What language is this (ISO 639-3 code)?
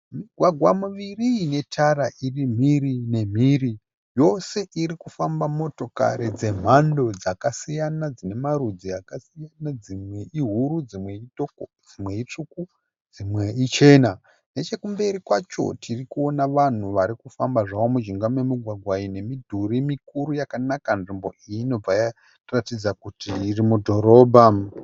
sna